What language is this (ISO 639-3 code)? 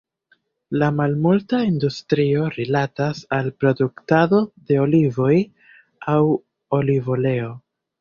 epo